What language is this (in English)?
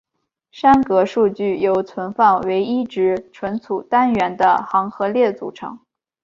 Chinese